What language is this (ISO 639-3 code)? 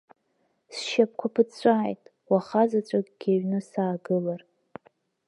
abk